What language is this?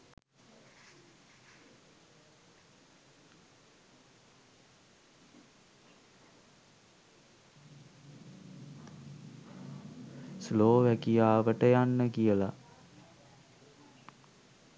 Sinhala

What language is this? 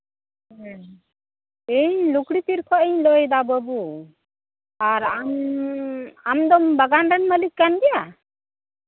Santali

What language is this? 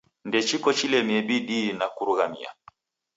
Taita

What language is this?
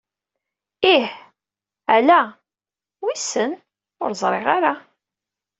Kabyle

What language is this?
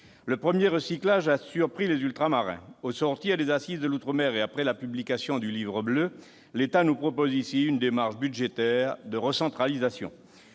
French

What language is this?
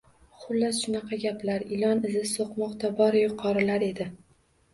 Uzbek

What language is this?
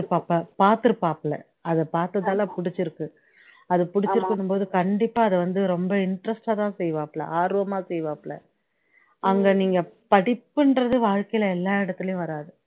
Tamil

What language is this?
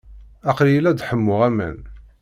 Kabyle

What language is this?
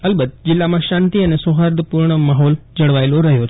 Gujarati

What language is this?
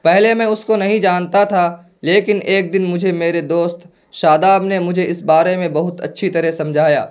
Urdu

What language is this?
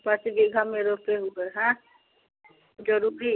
Hindi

